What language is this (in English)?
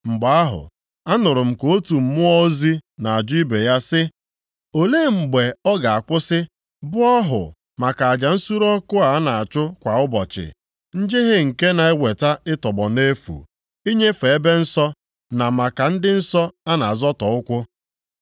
Igbo